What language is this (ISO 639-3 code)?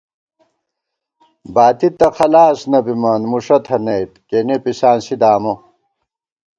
gwt